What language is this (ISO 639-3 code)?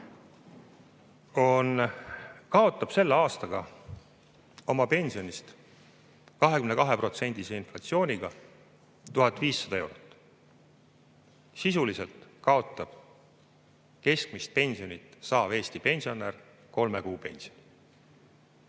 est